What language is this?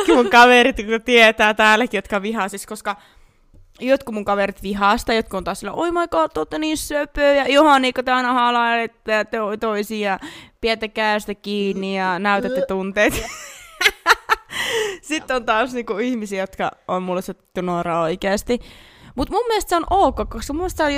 Finnish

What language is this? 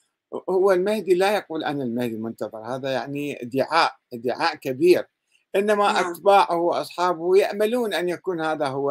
Arabic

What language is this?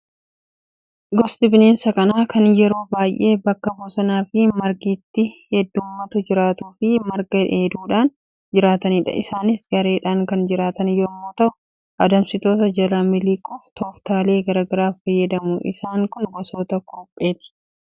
Oromo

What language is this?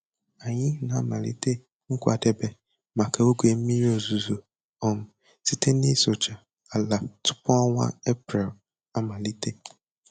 Igbo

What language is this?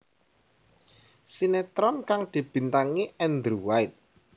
Javanese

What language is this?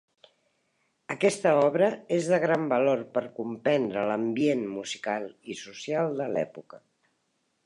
Catalan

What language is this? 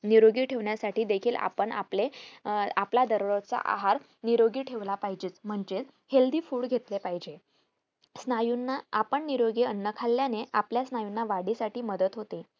Marathi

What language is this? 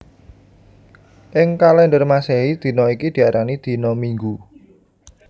Javanese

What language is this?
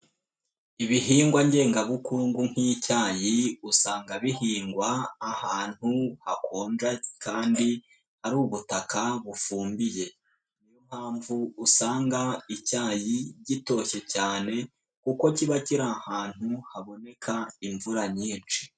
Kinyarwanda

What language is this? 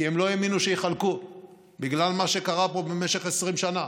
Hebrew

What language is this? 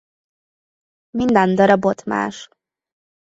Hungarian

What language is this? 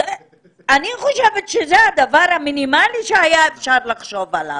Hebrew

